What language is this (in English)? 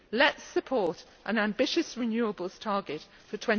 English